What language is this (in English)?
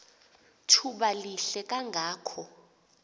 Xhosa